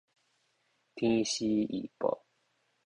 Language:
Min Nan Chinese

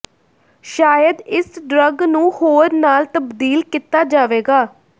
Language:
Punjabi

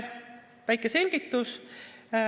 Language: Estonian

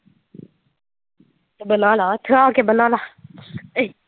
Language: Punjabi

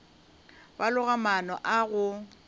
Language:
Northern Sotho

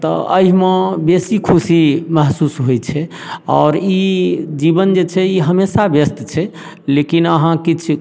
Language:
Maithili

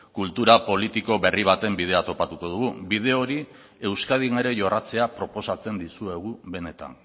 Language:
Basque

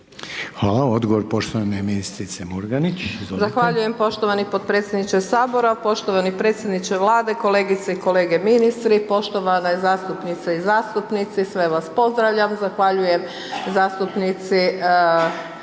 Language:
Croatian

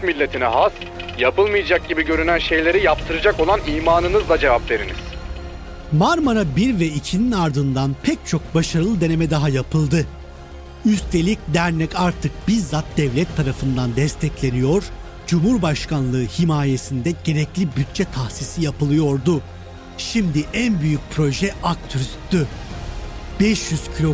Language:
Turkish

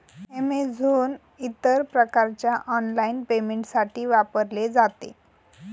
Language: Marathi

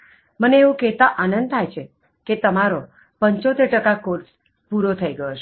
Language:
Gujarati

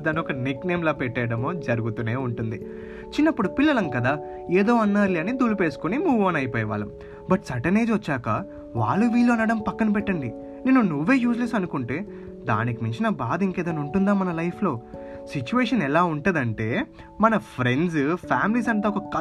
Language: Telugu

